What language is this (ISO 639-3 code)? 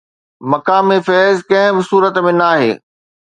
snd